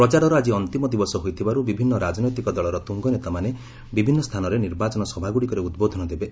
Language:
Odia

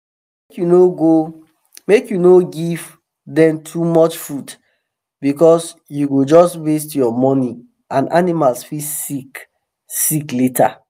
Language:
Nigerian Pidgin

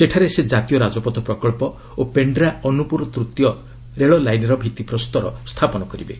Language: Odia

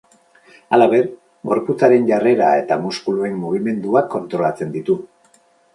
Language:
Basque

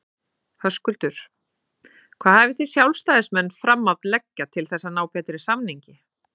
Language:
Icelandic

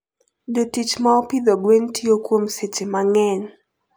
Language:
Luo (Kenya and Tanzania)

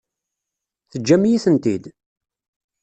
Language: Kabyle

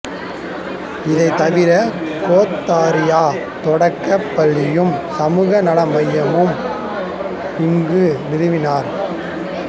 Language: Tamil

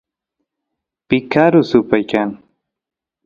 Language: Santiago del Estero Quichua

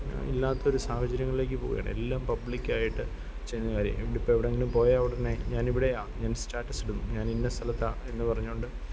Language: Malayalam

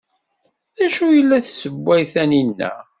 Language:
Kabyle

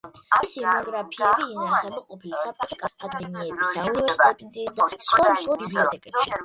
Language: Georgian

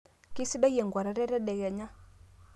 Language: Masai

